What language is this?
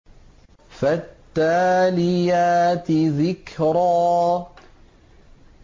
Arabic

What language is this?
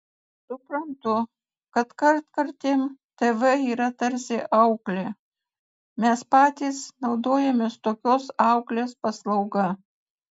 Lithuanian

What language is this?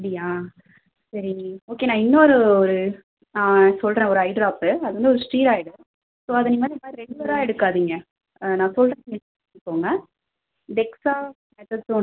Tamil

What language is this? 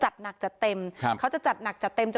Thai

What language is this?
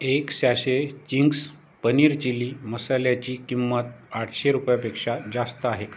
Marathi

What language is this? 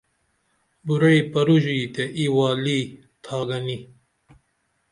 Dameli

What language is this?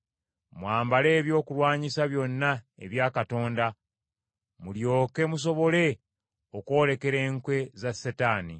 Ganda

